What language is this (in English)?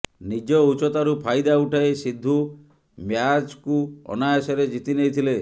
Odia